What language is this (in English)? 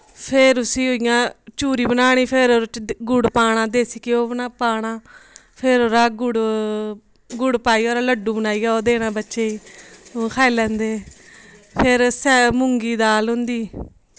Dogri